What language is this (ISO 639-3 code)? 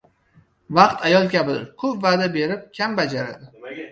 uzb